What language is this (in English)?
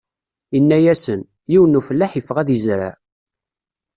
Kabyle